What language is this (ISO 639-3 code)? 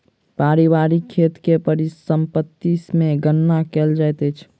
mai